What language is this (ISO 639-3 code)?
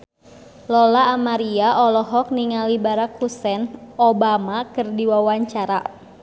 sun